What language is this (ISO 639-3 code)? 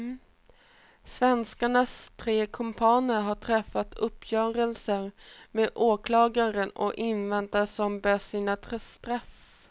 swe